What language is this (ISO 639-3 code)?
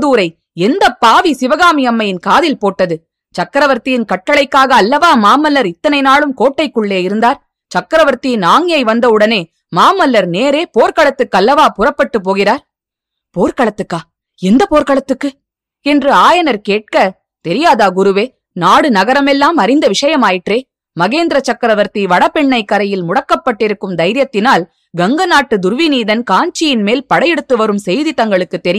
tam